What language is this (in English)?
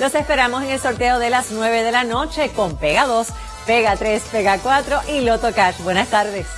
Spanish